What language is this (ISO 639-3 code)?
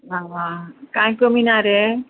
kok